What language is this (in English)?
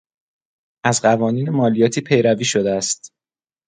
Persian